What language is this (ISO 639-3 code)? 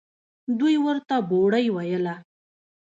pus